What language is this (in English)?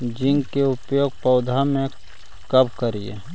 Magahi